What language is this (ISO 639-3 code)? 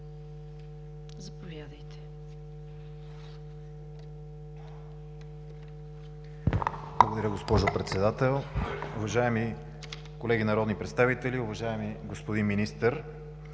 bul